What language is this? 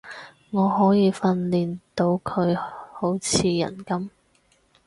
Cantonese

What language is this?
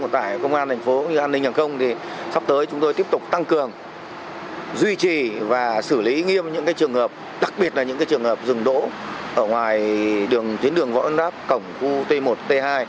Vietnamese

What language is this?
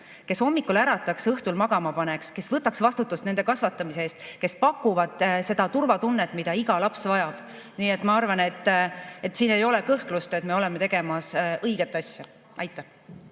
Estonian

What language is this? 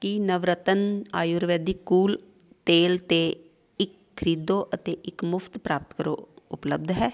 Punjabi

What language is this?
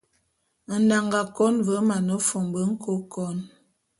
Bulu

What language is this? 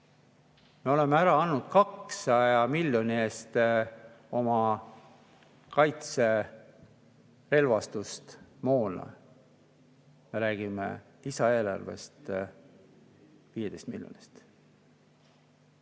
Estonian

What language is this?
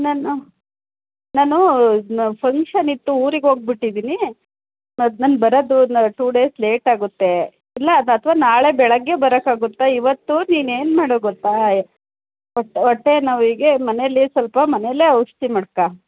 Kannada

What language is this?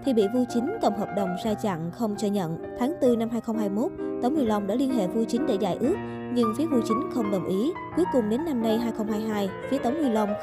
Vietnamese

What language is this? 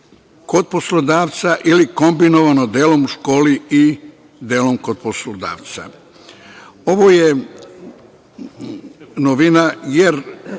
Serbian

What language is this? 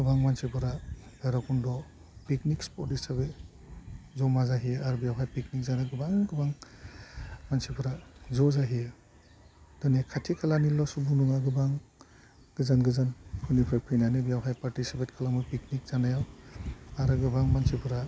Bodo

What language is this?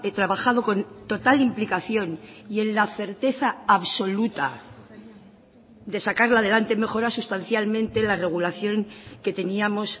Spanish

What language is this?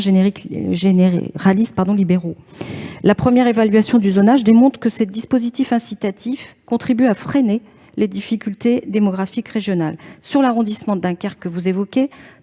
French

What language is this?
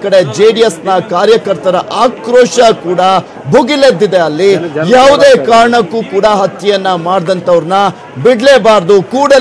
Kannada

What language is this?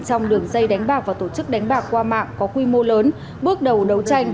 Vietnamese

